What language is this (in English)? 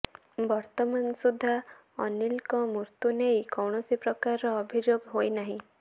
Odia